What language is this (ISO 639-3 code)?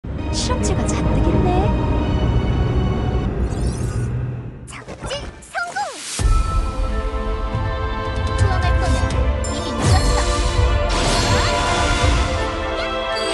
kor